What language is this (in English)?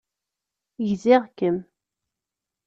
Kabyle